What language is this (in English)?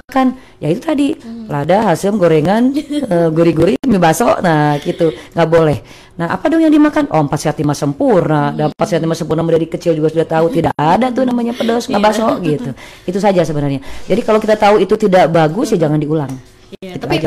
Indonesian